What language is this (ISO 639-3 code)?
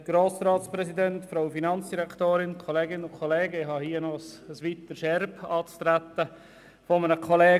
gsw